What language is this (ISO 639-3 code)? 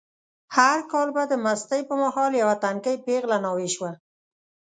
pus